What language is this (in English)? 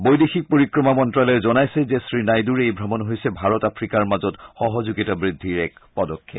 Assamese